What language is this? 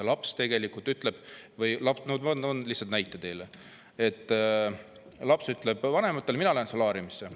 Estonian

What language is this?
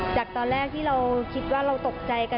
Thai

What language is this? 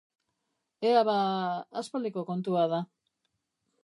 Basque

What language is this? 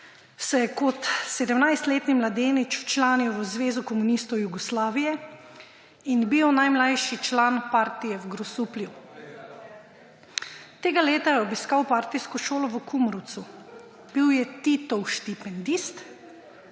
Slovenian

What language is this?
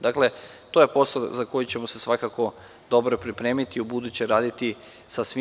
Serbian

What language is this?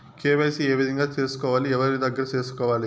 Telugu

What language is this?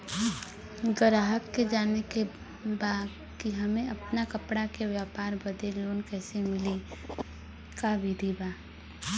Bhojpuri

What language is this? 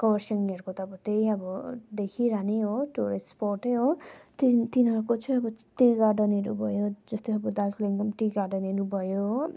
Nepali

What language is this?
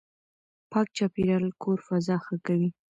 Pashto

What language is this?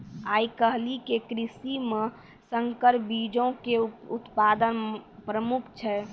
Maithili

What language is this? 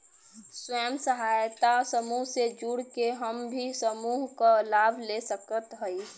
Bhojpuri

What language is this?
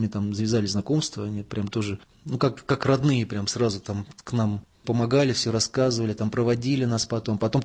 Russian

